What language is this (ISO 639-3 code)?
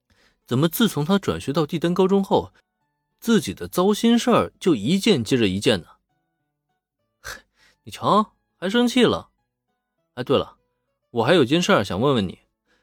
zho